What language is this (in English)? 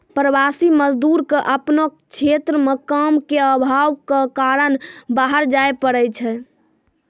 Maithili